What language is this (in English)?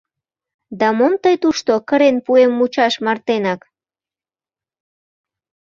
Mari